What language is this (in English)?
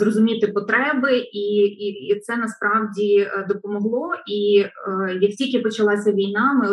Ukrainian